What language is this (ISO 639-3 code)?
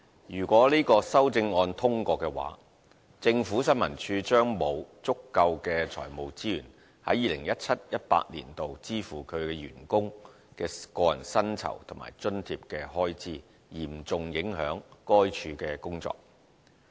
yue